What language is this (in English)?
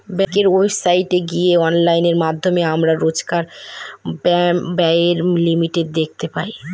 Bangla